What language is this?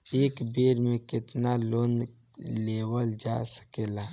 Bhojpuri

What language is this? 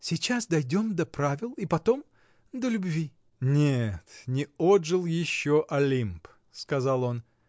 Russian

